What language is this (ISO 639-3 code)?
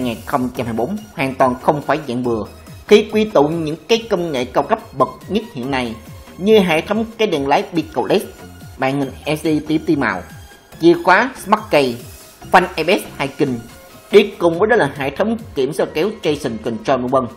vie